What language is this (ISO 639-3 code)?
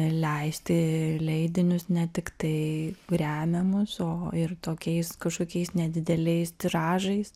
lit